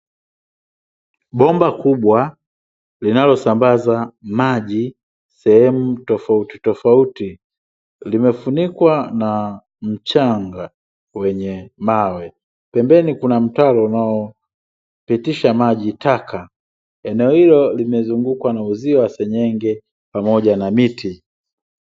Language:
Swahili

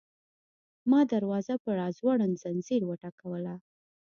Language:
Pashto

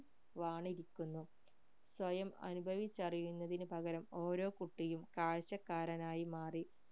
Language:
Malayalam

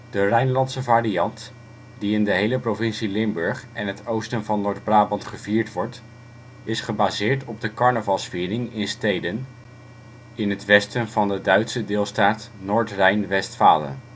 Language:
Dutch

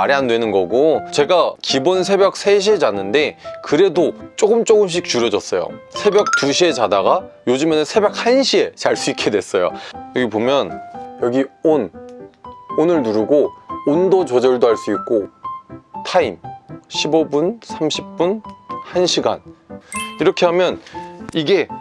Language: Korean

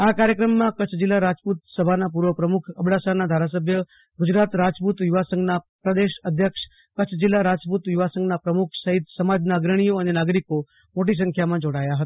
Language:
Gujarati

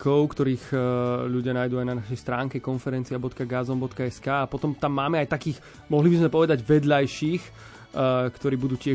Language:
Slovak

